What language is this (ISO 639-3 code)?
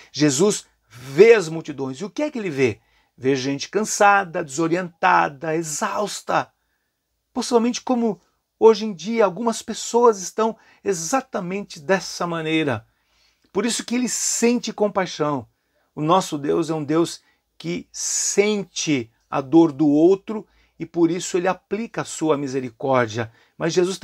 por